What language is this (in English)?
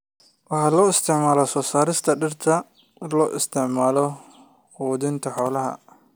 Somali